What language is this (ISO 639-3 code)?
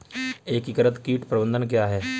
hin